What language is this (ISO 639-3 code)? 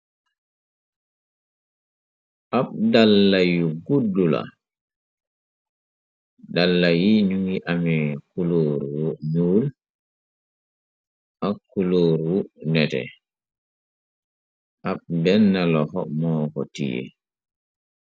wol